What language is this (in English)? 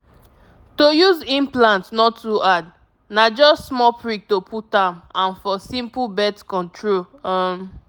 Nigerian Pidgin